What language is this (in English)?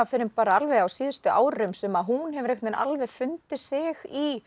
Icelandic